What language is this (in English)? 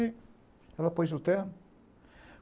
Portuguese